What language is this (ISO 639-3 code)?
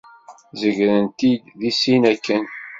kab